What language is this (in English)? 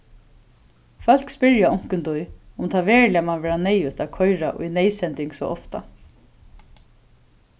Faroese